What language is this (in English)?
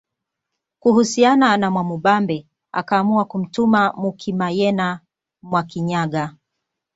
Swahili